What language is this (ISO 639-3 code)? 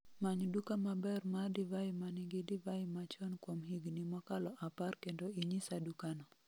luo